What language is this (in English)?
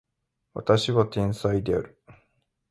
Japanese